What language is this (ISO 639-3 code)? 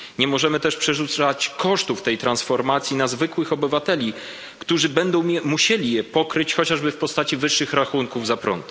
pol